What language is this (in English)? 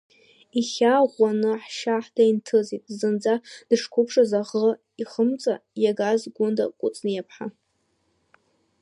Abkhazian